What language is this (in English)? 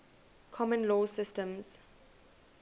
English